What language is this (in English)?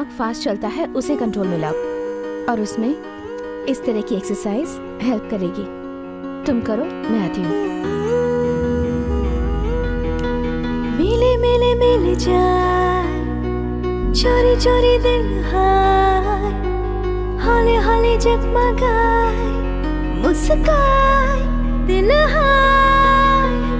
Hindi